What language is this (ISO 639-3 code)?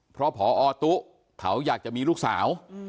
tha